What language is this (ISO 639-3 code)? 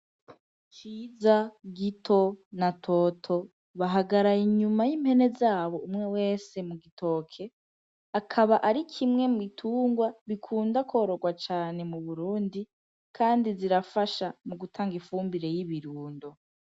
run